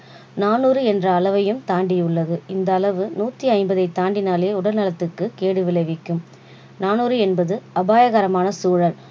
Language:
Tamil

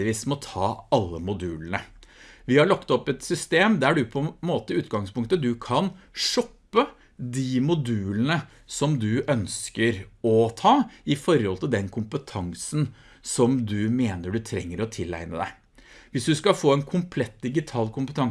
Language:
Norwegian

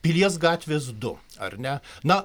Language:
Lithuanian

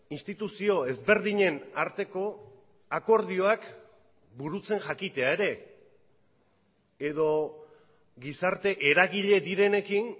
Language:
Basque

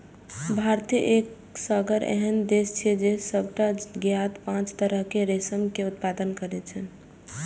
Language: Maithili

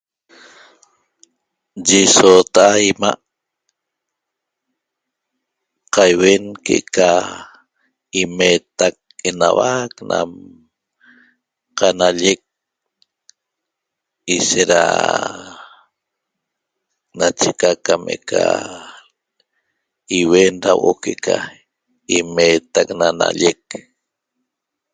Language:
Toba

